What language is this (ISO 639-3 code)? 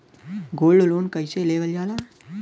bho